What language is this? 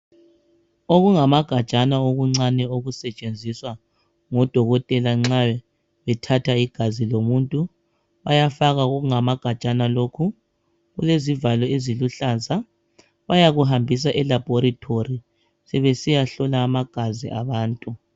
North Ndebele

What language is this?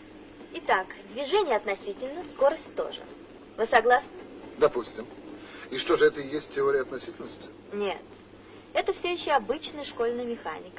Russian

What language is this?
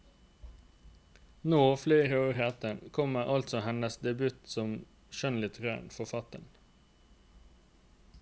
Norwegian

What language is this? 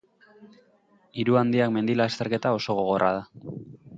Basque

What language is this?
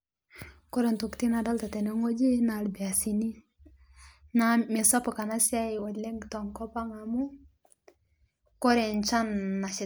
Masai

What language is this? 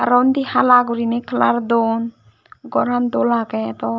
Chakma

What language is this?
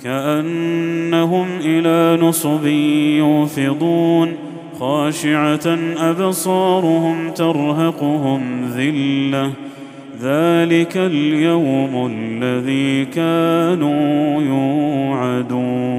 Arabic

